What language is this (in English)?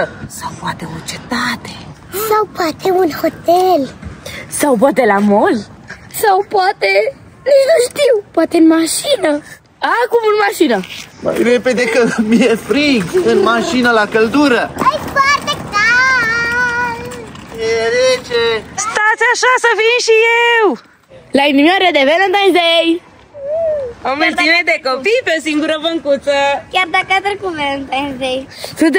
Romanian